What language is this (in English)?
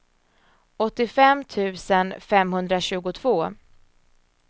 Swedish